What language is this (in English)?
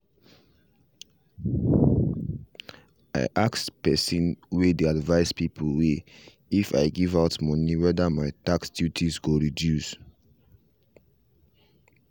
Nigerian Pidgin